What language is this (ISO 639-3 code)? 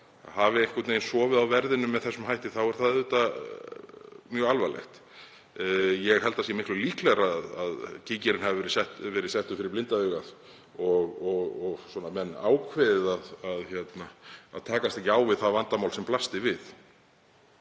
isl